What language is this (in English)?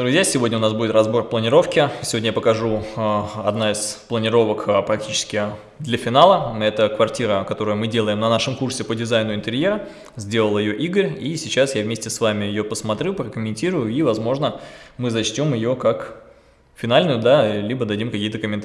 Russian